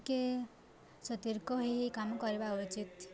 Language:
Odia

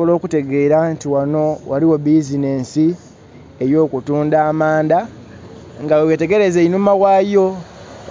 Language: Soga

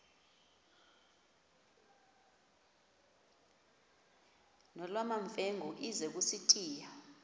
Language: Xhosa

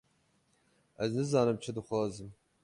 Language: Kurdish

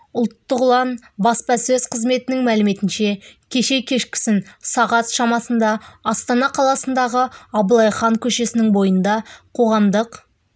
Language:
Kazakh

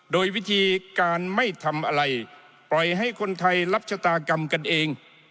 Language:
Thai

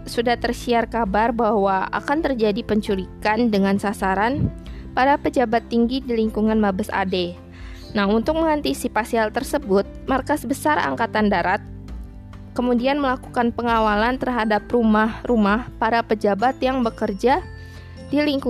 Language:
Indonesian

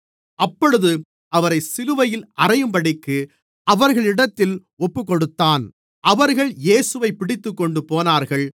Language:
Tamil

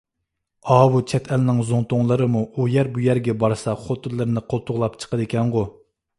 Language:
Uyghur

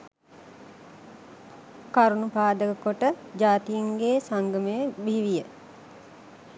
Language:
Sinhala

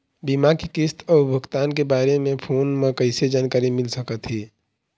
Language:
Chhattisgarhi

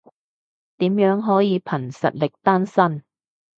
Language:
Cantonese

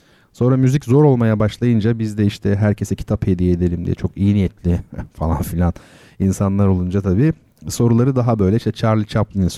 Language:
Turkish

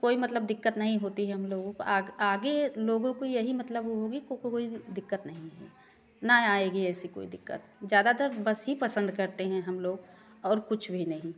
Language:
Hindi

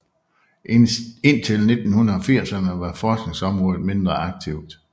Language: Danish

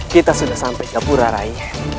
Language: Indonesian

